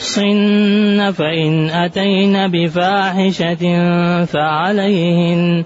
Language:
Arabic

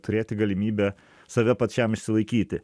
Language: Lithuanian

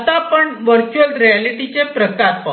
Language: Marathi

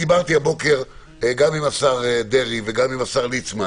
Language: Hebrew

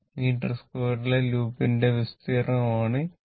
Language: Malayalam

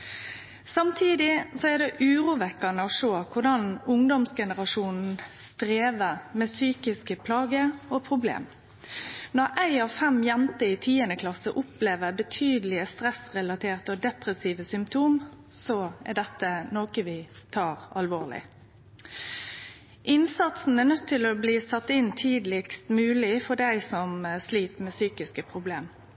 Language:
Norwegian Nynorsk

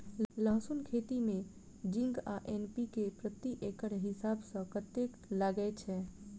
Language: Maithili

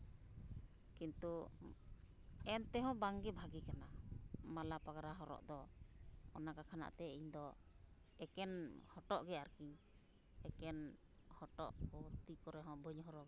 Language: Santali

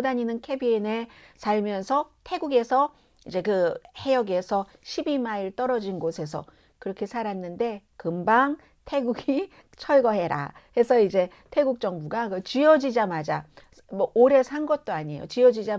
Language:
Korean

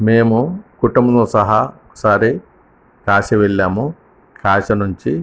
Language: Telugu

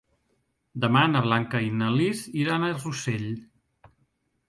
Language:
Catalan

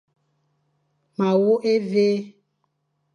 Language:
Fang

